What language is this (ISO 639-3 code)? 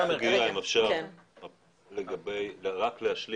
heb